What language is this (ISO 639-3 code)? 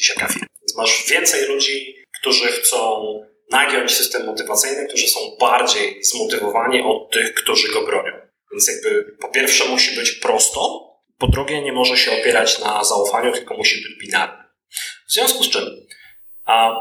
pol